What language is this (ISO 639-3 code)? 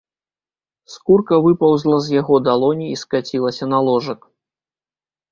bel